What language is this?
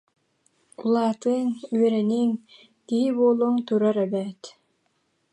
Yakut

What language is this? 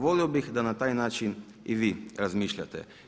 Croatian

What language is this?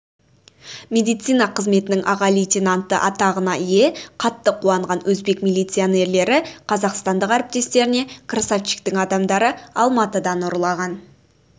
Kazakh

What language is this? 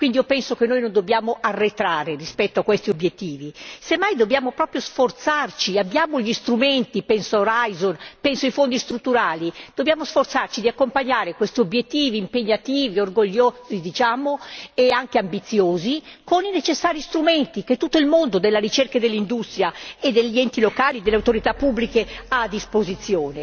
Italian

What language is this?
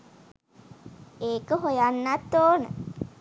Sinhala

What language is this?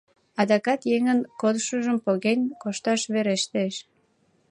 Mari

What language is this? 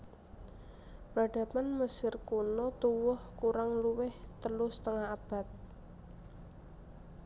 Javanese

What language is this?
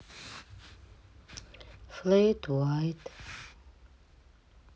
Russian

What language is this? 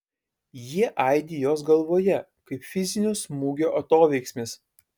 Lithuanian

